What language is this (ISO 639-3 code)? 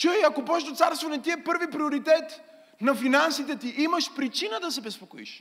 bul